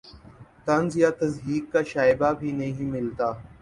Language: Urdu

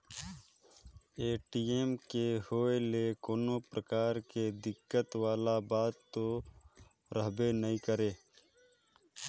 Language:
Chhattisgarhi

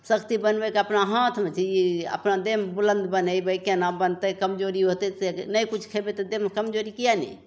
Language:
Maithili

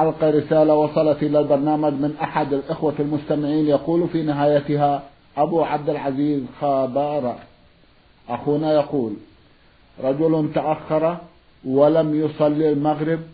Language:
Arabic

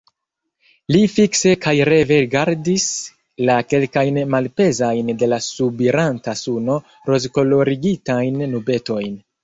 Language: Esperanto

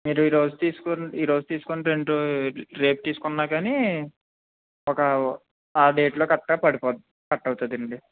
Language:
Telugu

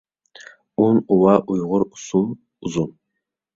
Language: Uyghur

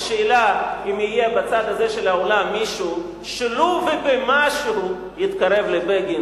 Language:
Hebrew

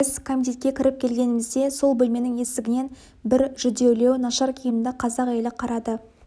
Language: Kazakh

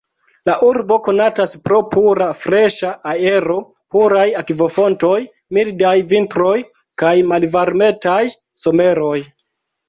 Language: Esperanto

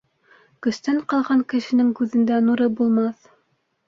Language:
Bashkir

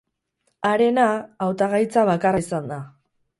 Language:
Basque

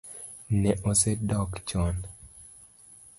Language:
Luo (Kenya and Tanzania)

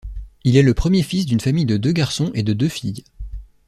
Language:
French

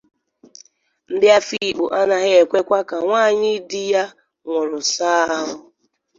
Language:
Igbo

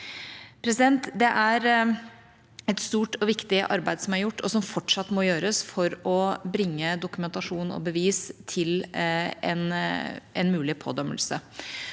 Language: Norwegian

